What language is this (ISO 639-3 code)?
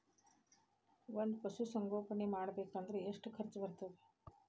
kan